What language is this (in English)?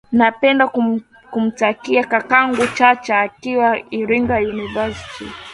Swahili